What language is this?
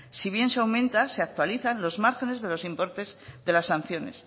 Spanish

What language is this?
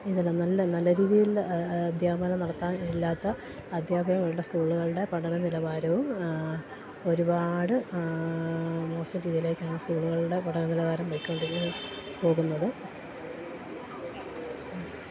Malayalam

